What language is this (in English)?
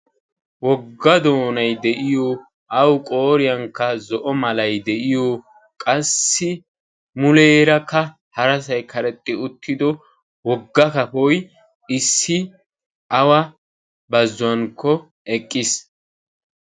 Wolaytta